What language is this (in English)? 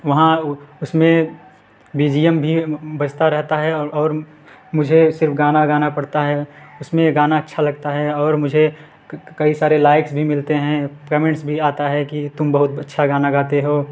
Hindi